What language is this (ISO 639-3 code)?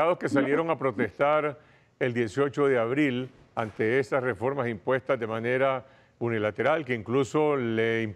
spa